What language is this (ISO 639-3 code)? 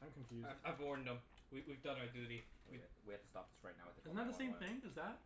eng